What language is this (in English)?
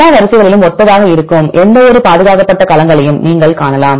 Tamil